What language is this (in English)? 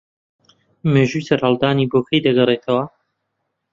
Central Kurdish